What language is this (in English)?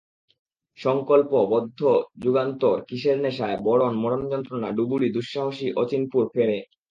Bangla